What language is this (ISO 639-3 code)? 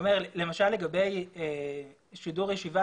heb